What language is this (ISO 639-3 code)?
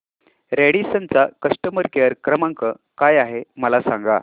mar